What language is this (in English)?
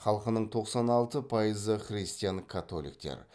Kazakh